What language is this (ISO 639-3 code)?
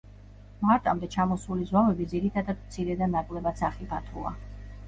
kat